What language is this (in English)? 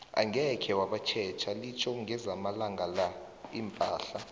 South Ndebele